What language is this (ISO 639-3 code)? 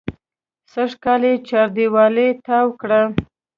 pus